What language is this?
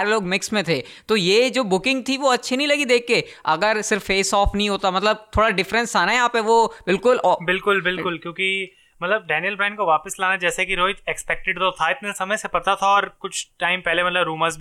Hindi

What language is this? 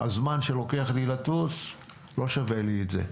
Hebrew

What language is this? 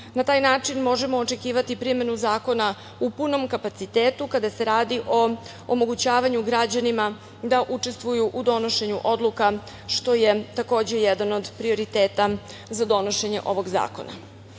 Serbian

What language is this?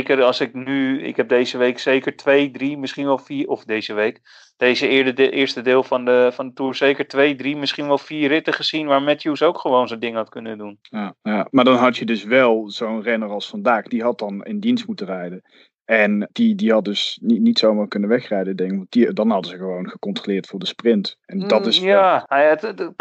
Dutch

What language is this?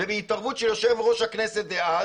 Hebrew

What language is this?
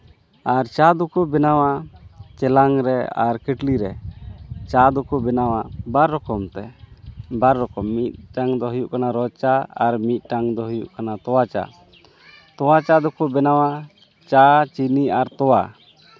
Santali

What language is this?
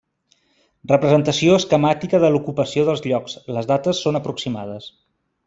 Catalan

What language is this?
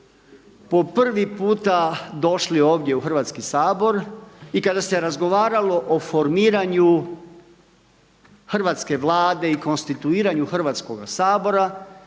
Croatian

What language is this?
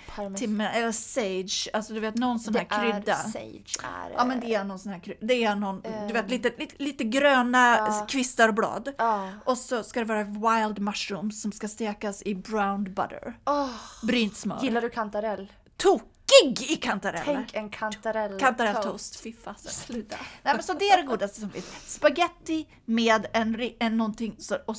Swedish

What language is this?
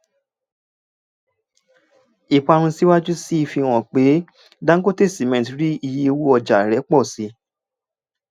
Yoruba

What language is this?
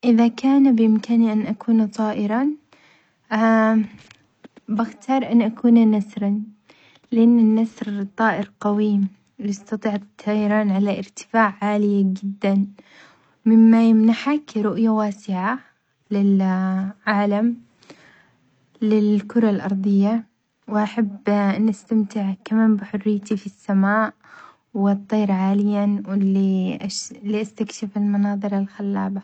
Omani Arabic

